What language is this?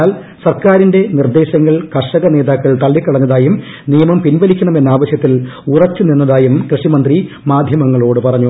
Malayalam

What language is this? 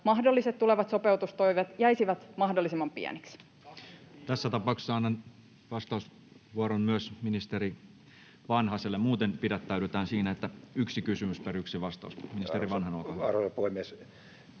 Finnish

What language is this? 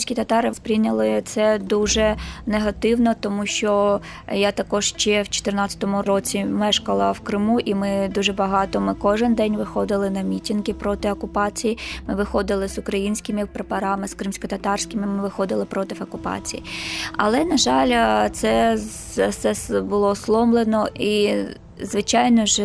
Ukrainian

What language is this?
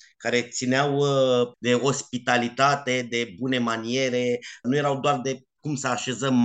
Romanian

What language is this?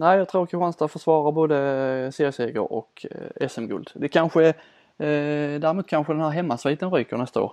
Swedish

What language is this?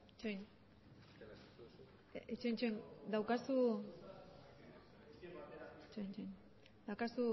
Basque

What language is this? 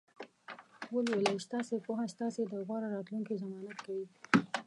Pashto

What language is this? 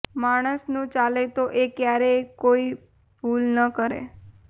Gujarati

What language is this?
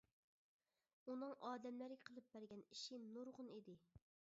Uyghur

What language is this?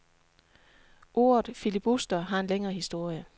Danish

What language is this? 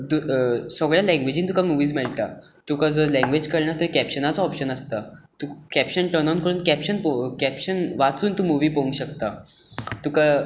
Konkani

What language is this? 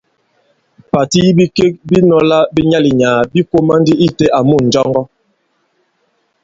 Bankon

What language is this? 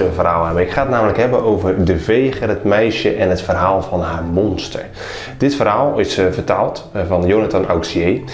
Dutch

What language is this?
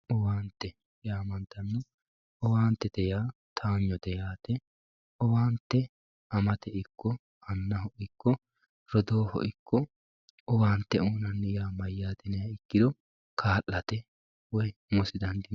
Sidamo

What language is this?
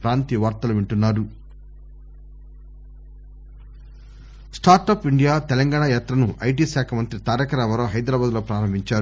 Telugu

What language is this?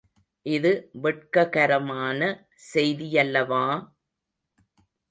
Tamil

